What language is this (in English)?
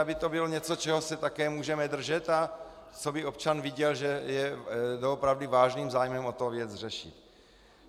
Czech